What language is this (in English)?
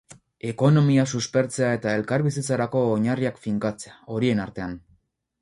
Basque